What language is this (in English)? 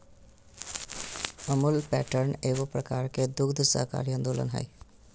Magahi